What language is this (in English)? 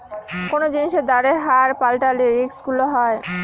Bangla